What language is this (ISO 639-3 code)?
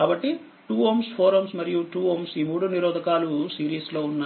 tel